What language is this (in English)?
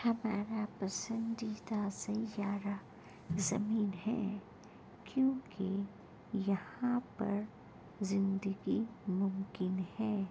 Urdu